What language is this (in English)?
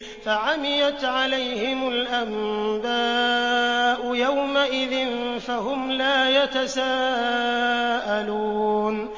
Arabic